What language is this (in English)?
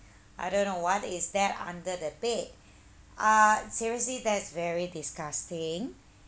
English